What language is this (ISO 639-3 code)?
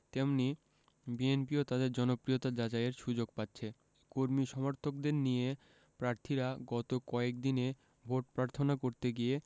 ben